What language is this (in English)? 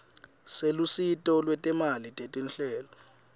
Swati